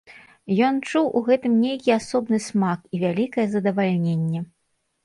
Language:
Belarusian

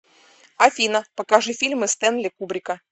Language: Russian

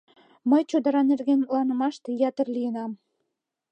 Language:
Mari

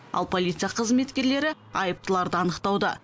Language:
Kazakh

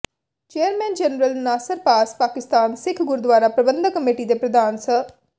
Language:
Punjabi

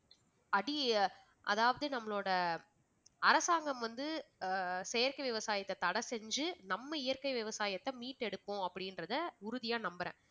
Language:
Tamil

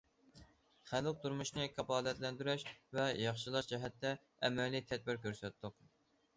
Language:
Uyghur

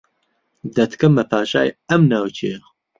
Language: Central Kurdish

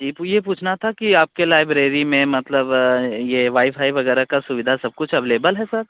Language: Hindi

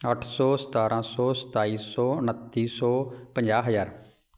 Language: Punjabi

